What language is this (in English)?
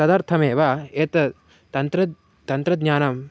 Sanskrit